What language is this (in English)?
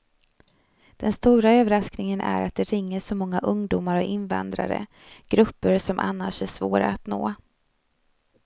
Swedish